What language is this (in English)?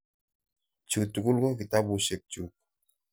Kalenjin